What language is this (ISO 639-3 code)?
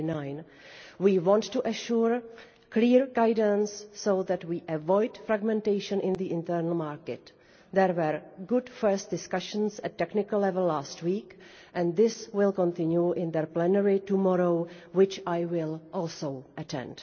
eng